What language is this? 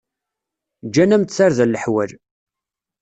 Kabyle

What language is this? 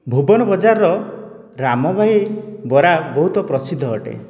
Odia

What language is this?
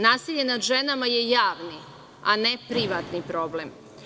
Serbian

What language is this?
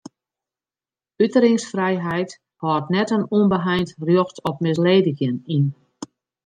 Western Frisian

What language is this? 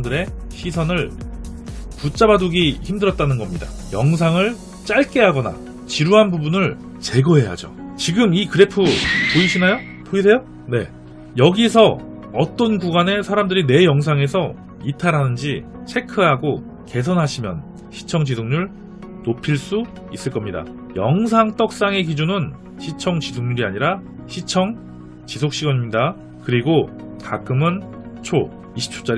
Korean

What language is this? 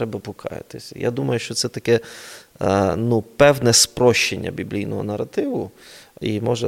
Ukrainian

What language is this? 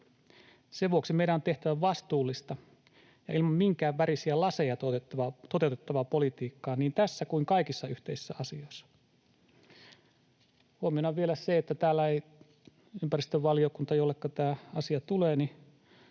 Finnish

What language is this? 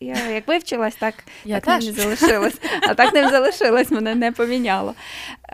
Ukrainian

